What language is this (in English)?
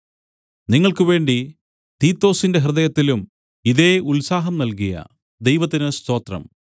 Malayalam